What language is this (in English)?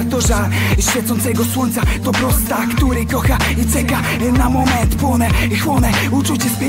Polish